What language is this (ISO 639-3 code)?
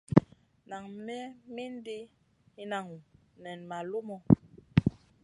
mcn